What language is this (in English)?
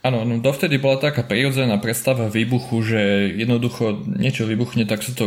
Slovak